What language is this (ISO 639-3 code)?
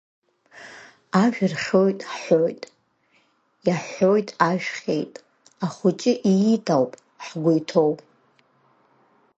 abk